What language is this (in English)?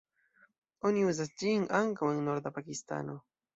Esperanto